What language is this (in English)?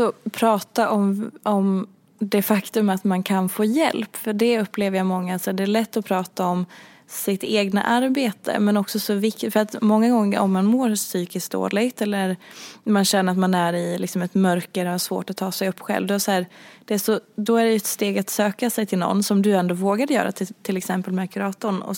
Swedish